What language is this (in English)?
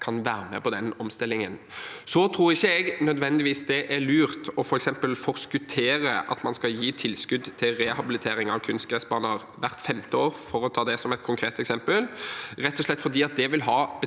Norwegian